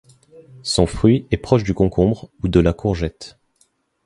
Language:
French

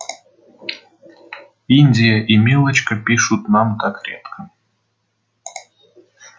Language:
Russian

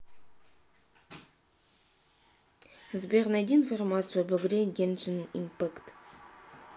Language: Russian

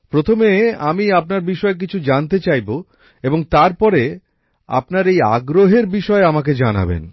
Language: Bangla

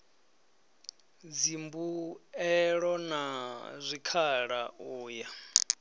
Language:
Venda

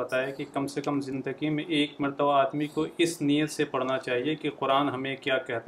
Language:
Urdu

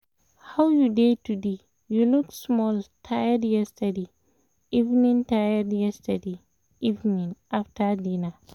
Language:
Nigerian Pidgin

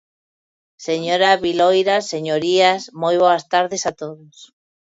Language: Galician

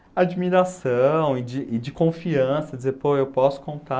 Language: Portuguese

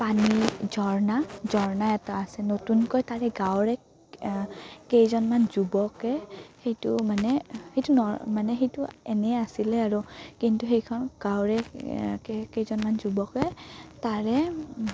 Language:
Assamese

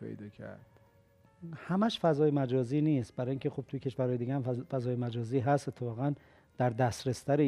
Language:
Persian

